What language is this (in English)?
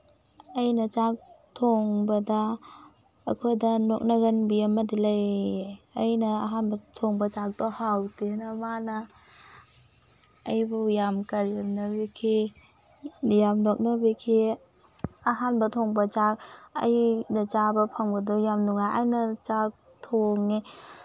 Manipuri